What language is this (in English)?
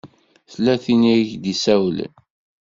Kabyle